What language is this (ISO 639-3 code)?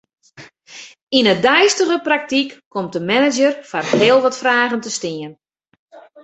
fry